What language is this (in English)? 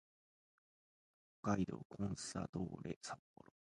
Japanese